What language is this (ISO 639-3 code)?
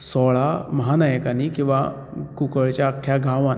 kok